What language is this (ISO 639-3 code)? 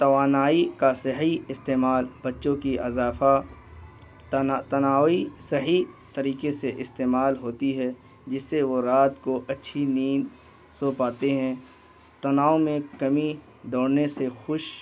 urd